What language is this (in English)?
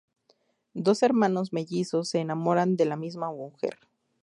Spanish